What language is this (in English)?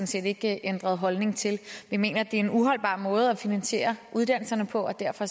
Danish